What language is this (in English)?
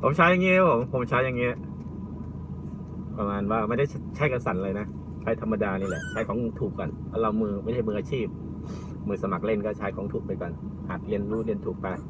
Thai